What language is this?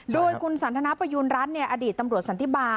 Thai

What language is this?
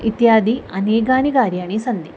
Sanskrit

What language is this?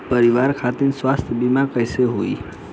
Bhojpuri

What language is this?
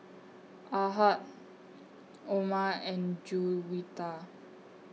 English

